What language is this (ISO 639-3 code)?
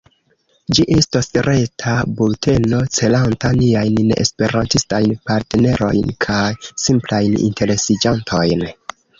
epo